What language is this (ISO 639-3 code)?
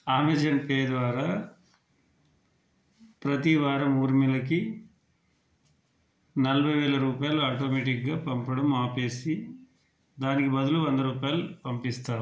tel